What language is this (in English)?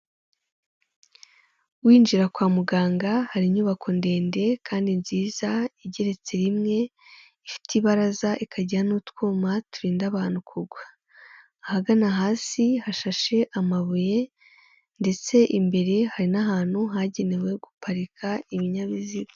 Kinyarwanda